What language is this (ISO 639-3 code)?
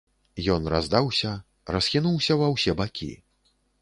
bel